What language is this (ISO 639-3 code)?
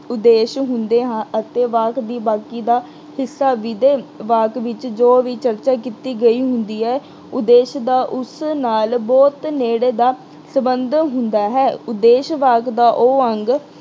pan